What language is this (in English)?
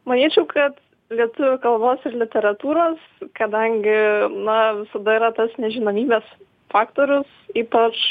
Lithuanian